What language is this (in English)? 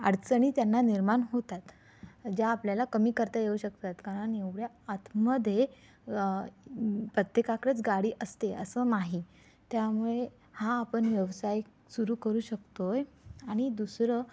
Marathi